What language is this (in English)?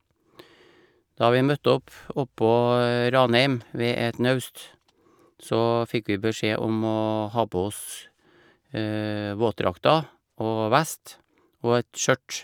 Norwegian